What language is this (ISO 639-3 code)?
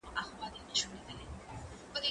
pus